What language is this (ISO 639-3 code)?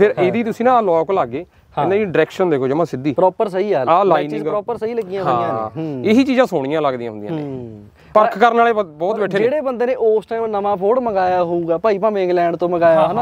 pan